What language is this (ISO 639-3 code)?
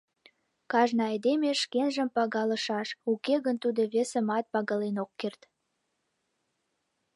chm